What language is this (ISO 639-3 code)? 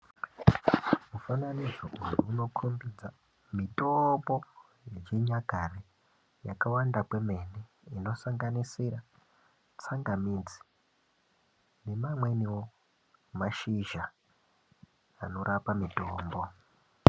ndc